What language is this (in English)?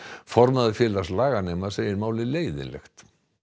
Icelandic